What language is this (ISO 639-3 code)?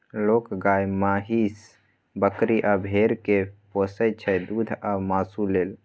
mai